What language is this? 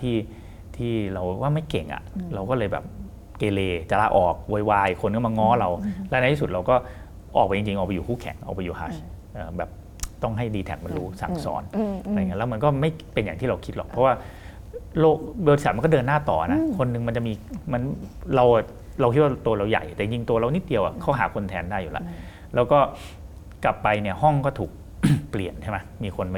Thai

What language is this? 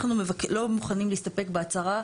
Hebrew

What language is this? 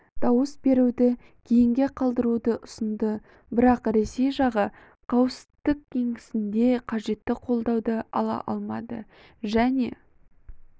Kazakh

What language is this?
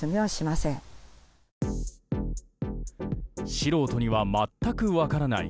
Japanese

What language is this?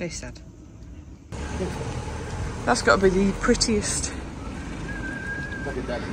English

